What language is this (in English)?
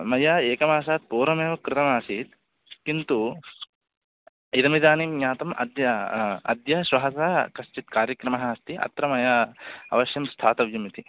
Sanskrit